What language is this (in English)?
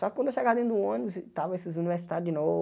Portuguese